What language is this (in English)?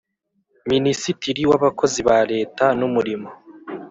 Kinyarwanda